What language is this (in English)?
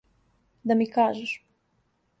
Serbian